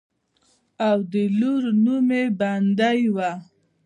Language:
Pashto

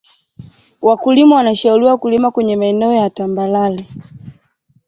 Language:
Swahili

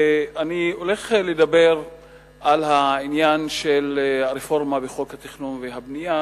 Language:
Hebrew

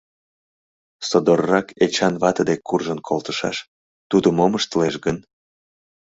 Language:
Mari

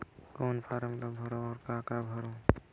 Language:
Chhattisgarhi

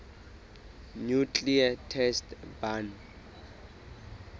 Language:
Southern Sotho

